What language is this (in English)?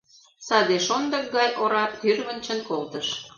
Mari